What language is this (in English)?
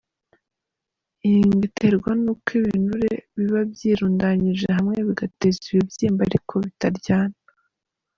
Kinyarwanda